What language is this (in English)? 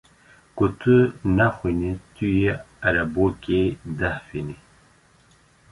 Kurdish